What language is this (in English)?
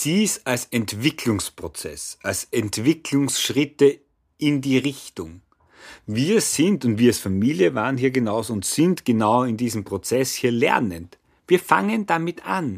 German